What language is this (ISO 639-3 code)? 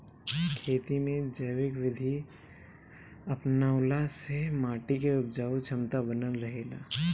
bho